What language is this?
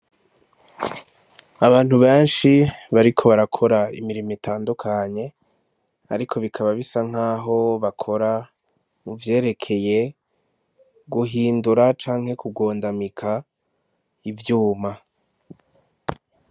Rundi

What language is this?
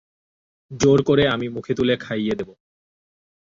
Bangla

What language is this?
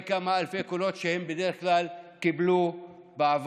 Hebrew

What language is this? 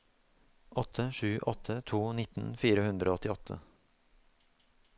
Norwegian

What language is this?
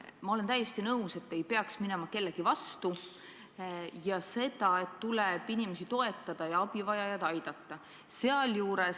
Estonian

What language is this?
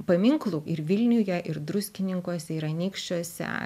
Lithuanian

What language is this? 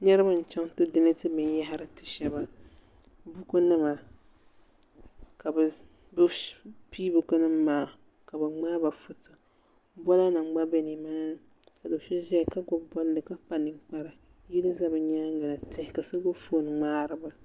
Dagbani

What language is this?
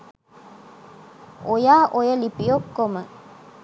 Sinhala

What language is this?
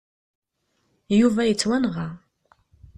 Kabyle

